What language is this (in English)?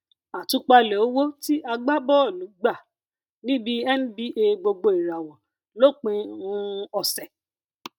Yoruba